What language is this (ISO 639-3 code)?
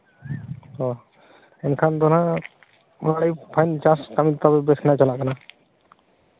sat